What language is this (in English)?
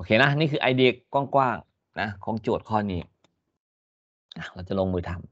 Thai